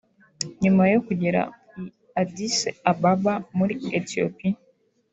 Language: Kinyarwanda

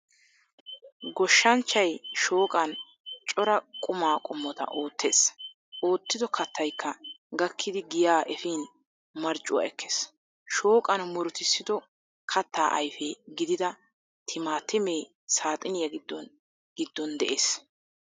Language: Wolaytta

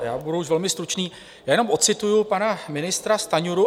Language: Czech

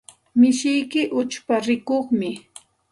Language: Santa Ana de Tusi Pasco Quechua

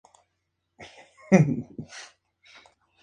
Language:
Spanish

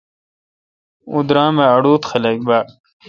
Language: Kalkoti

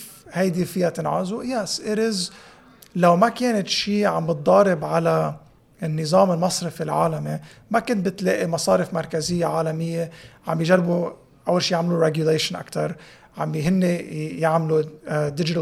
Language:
Arabic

